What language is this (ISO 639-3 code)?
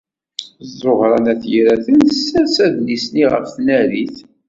kab